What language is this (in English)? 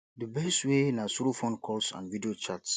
Nigerian Pidgin